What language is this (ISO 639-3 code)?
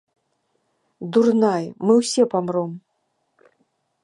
bel